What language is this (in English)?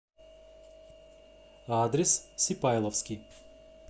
Russian